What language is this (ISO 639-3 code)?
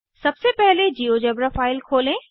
hin